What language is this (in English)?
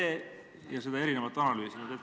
Estonian